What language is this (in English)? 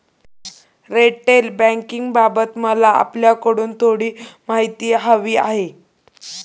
Marathi